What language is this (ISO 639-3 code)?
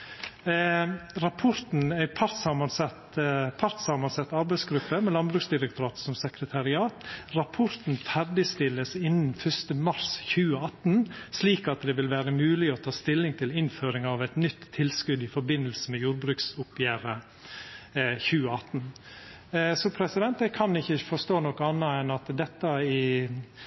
nno